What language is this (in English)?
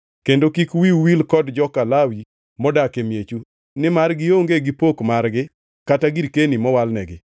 Luo (Kenya and Tanzania)